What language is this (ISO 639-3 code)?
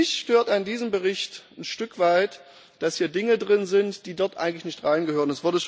deu